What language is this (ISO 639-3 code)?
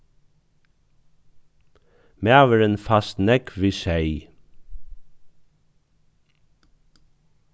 fao